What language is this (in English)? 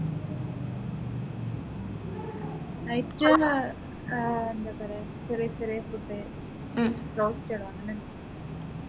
Malayalam